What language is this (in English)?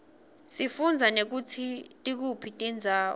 Swati